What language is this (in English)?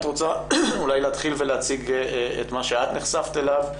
Hebrew